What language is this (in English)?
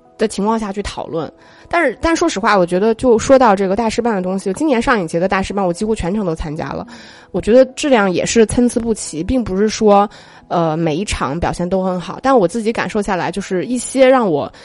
Chinese